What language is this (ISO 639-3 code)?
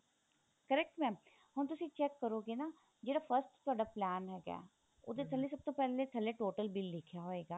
pan